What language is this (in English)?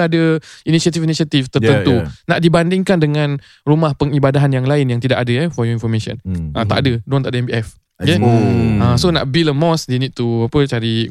Malay